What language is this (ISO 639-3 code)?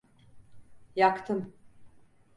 tur